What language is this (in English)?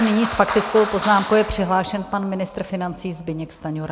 Czech